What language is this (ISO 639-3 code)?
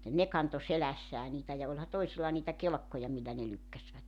fin